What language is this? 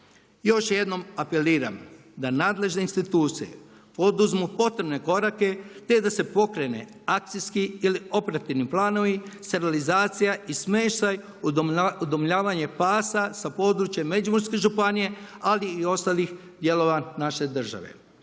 Croatian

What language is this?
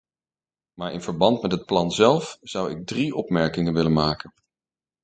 Dutch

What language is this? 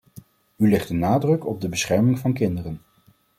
Dutch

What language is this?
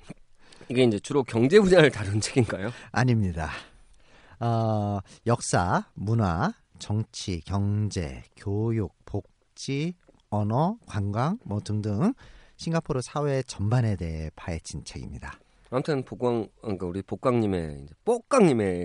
Korean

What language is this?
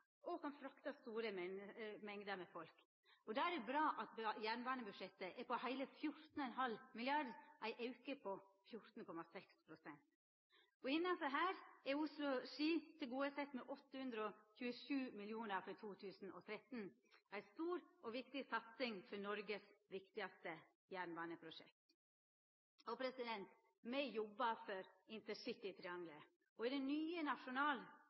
Norwegian Nynorsk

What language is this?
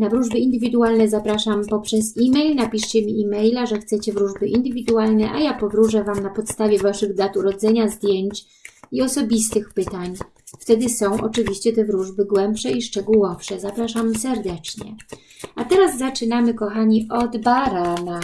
Polish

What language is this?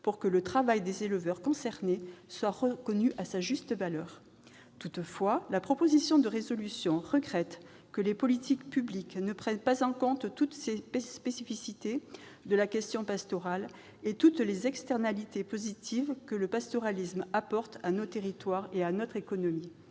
French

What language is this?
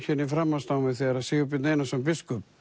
Icelandic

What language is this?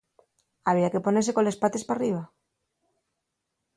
Asturian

